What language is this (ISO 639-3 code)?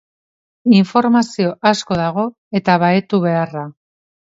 eus